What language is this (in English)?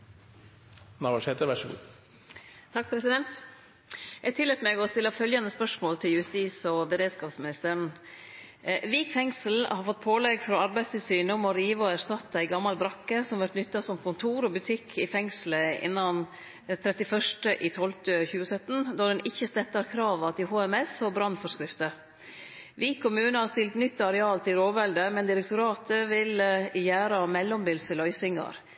Norwegian Nynorsk